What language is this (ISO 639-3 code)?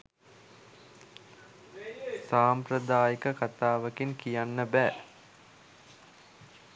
sin